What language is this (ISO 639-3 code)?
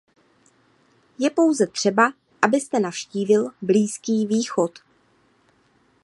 ces